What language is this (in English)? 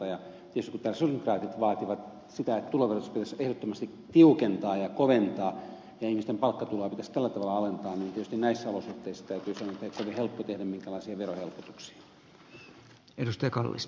Finnish